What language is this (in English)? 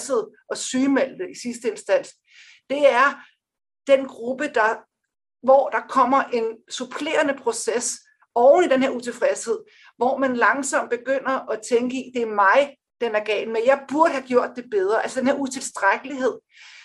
Danish